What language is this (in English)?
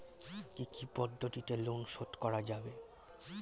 Bangla